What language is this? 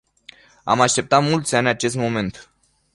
Romanian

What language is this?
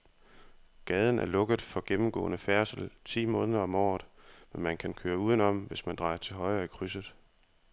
Danish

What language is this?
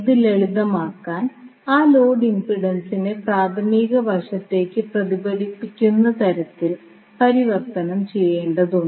Malayalam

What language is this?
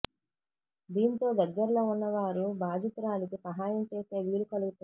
Telugu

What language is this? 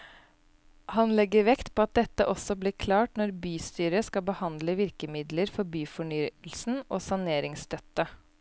Norwegian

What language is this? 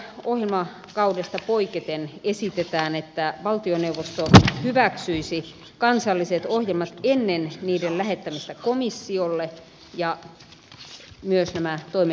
Finnish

